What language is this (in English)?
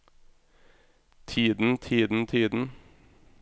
Norwegian